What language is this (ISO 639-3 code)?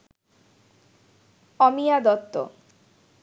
ben